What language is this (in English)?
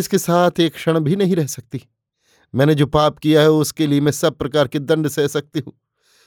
Hindi